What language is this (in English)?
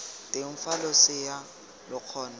Tswana